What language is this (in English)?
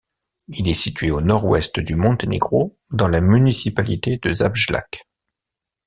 French